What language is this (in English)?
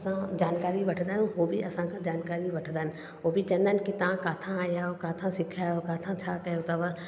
Sindhi